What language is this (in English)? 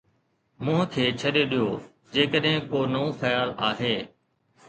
Sindhi